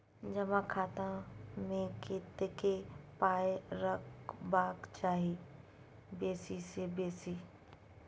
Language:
Maithili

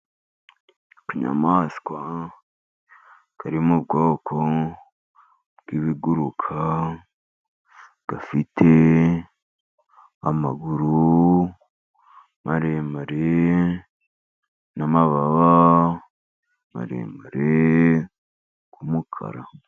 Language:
Kinyarwanda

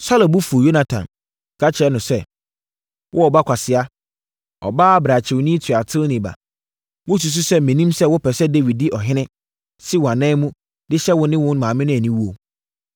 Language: Akan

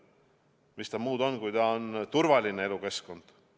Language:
Estonian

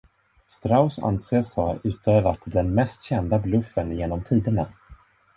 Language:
Swedish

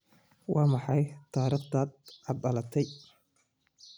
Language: Somali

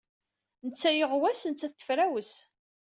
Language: Kabyle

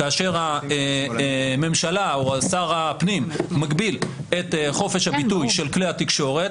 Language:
Hebrew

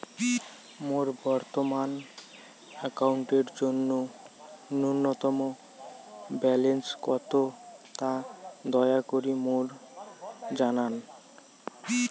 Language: Bangla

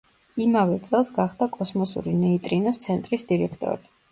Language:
Georgian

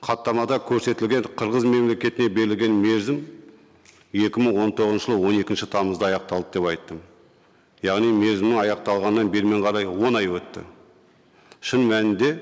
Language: Kazakh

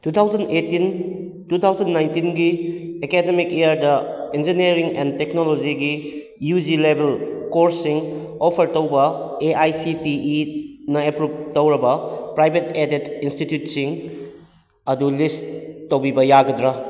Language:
Manipuri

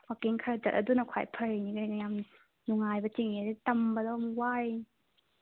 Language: Manipuri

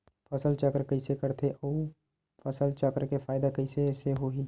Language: Chhattisgarhi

